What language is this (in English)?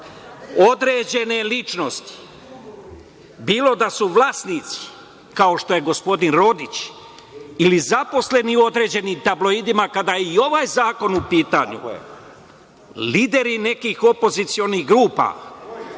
Serbian